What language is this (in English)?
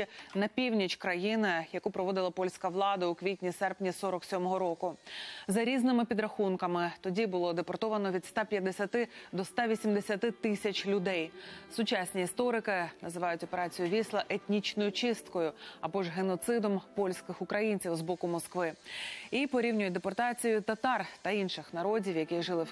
Ukrainian